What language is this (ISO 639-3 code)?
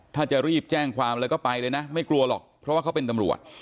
tha